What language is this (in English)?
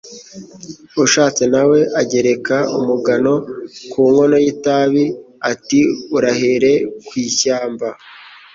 Kinyarwanda